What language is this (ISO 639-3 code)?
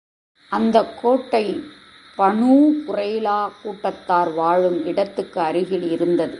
tam